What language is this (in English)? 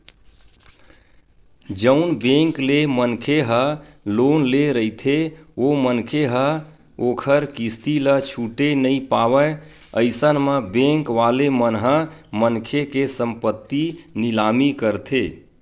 Chhattisgarhi